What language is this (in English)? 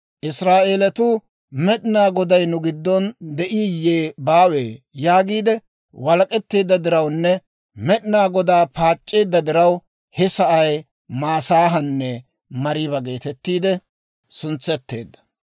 Dawro